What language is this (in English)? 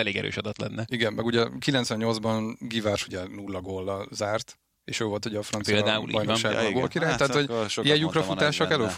Hungarian